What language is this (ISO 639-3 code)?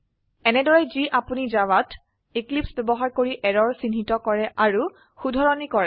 asm